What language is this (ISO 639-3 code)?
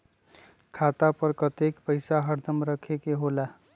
mag